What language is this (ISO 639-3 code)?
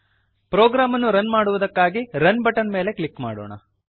kan